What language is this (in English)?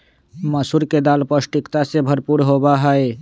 Magahi